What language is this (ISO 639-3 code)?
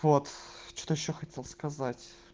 rus